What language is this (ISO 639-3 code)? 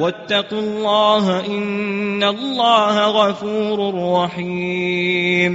ara